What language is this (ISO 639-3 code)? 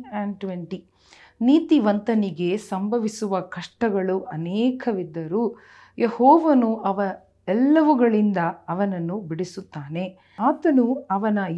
kan